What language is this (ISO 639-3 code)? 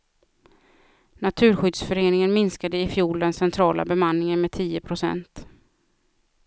swe